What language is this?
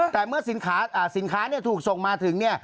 Thai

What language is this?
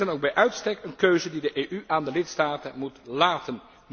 Dutch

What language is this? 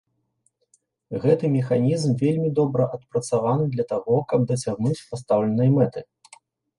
Belarusian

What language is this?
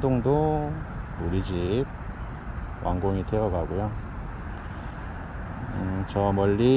Korean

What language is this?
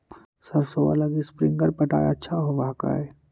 Magahi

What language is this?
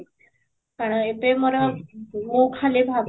Odia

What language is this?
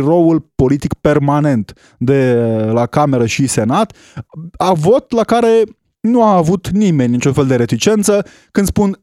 Romanian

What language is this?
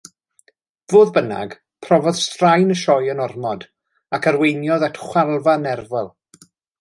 Welsh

